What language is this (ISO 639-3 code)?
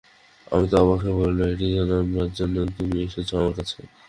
ben